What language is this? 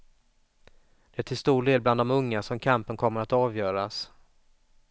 Swedish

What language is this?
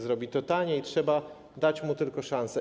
Polish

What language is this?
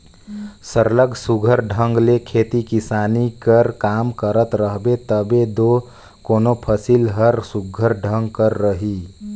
Chhattisgarhi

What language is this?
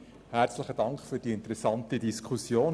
Swiss German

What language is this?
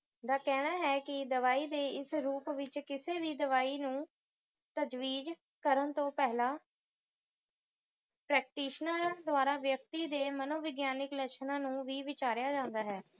Punjabi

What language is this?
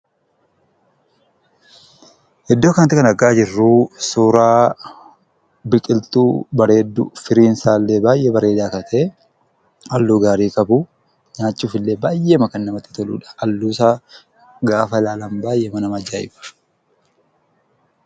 Oromo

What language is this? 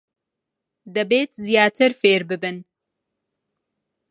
Central Kurdish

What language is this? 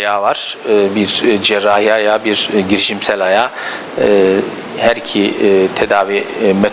Turkish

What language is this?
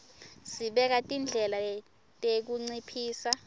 Swati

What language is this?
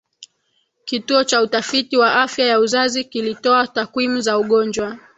Swahili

